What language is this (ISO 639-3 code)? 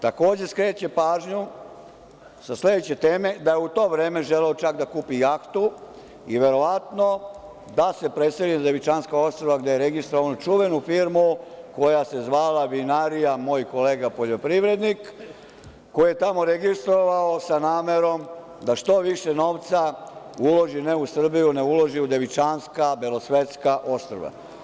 srp